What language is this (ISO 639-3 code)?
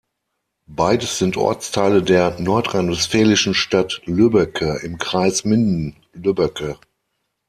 deu